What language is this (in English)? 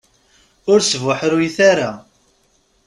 Kabyle